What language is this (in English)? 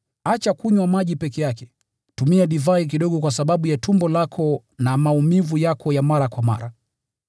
Swahili